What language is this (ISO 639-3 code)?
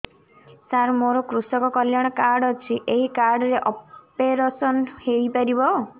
ori